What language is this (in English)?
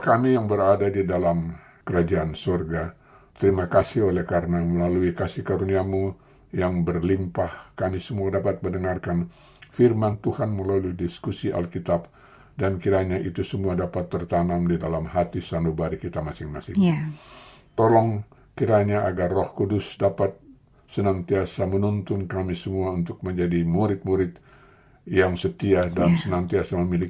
Indonesian